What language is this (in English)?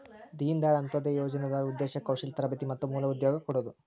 Kannada